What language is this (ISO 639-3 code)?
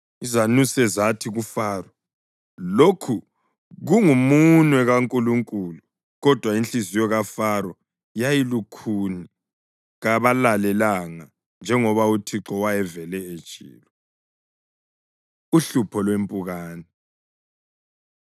nde